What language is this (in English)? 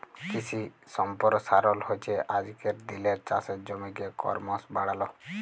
Bangla